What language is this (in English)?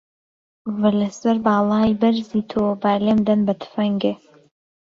Central Kurdish